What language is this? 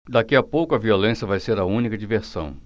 Portuguese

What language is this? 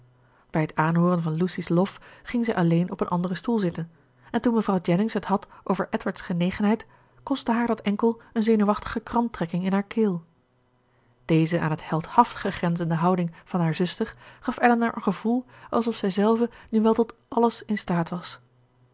Dutch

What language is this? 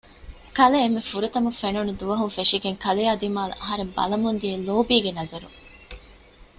Divehi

